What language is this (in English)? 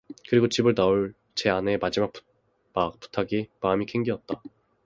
Korean